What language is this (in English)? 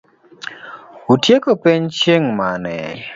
Luo (Kenya and Tanzania)